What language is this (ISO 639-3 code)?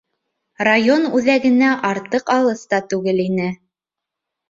bak